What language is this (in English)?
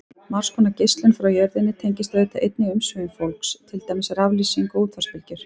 Icelandic